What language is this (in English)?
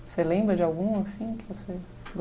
Portuguese